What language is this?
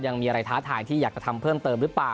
Thai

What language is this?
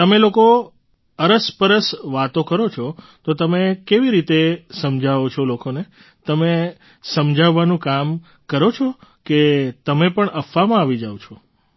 Gujarati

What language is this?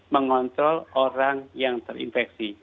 Indonesian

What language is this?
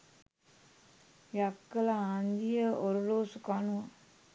Sinhala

